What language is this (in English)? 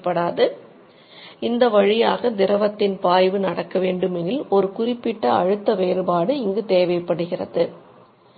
Tamil